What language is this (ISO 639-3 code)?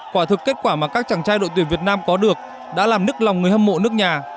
vie